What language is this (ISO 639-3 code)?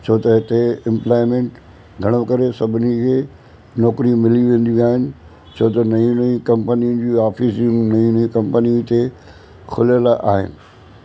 snd